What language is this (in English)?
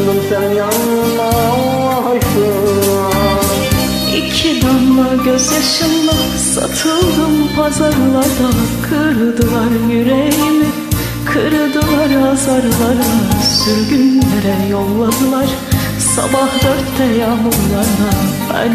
Turkish